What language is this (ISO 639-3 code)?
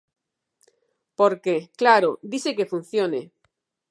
glg